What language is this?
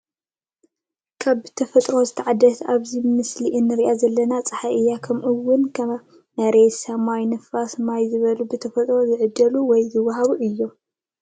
Tigrinya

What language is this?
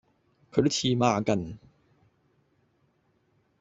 Cantonese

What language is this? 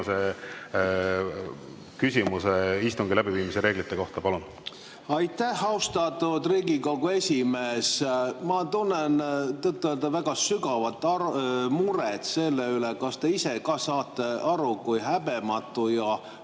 Estonian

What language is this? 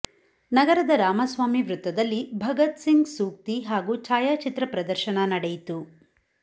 Kannada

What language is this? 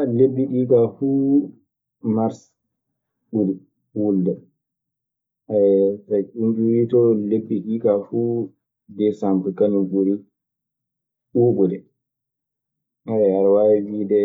Maasina Fulfulde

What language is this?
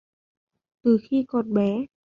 Vietnamese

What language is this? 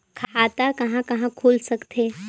Chhattisgarhi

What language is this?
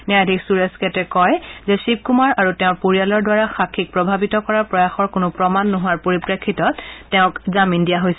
Assamese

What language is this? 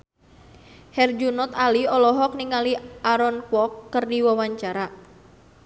Sundanese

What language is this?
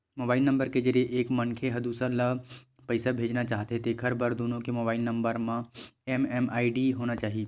Chhattisgarhi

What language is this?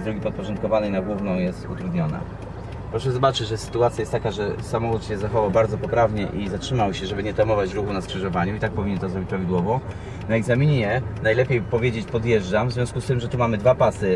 Polish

